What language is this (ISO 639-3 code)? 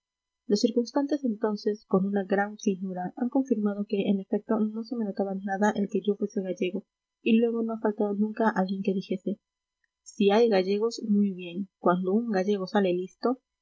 spa